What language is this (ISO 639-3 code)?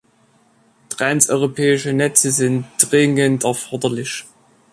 deu